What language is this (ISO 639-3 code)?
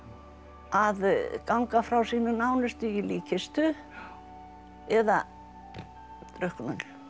isl